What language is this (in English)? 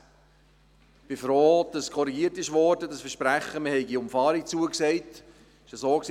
Swiss German